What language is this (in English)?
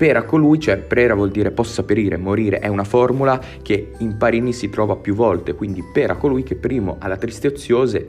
Italian